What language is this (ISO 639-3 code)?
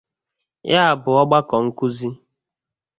ibo